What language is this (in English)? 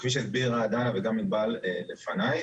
Hebrew